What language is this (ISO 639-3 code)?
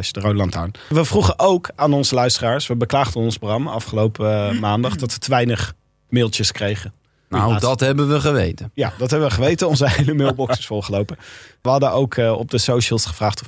nld